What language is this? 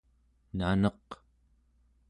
Central Yupik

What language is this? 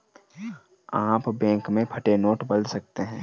Hindi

